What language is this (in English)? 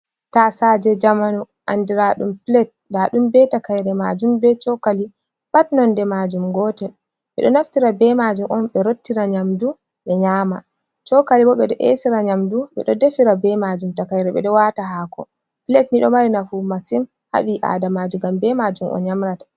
Fula